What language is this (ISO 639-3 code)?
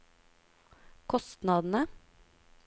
nor